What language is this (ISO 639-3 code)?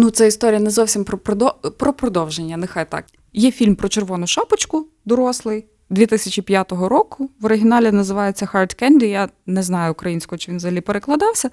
ukr